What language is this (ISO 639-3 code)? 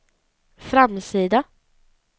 swe